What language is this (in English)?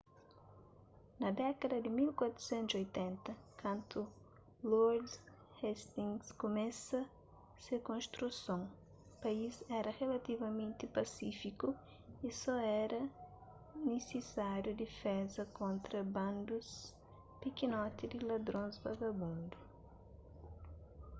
Kabuverdianu